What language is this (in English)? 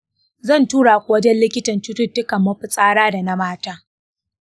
Hausa